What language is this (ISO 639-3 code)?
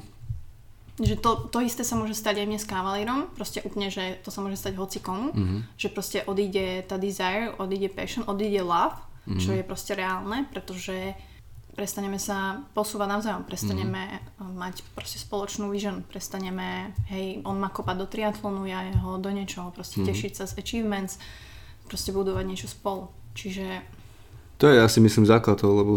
slk